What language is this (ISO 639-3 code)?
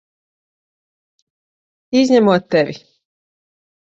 lav